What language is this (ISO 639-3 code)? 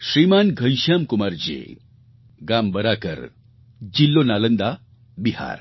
guj